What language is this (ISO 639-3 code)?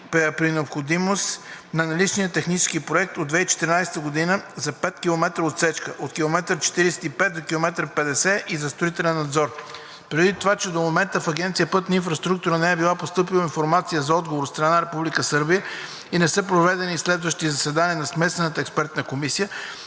bul